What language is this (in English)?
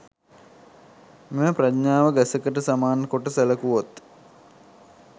Sinhala